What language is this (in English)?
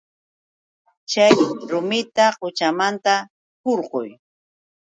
Yauyos Quechua